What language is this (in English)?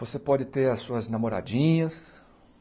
Portuguese